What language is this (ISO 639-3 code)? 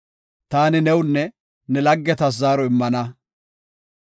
gof